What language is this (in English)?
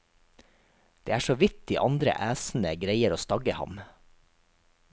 Norwegian